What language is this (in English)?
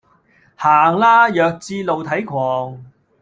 Cantonese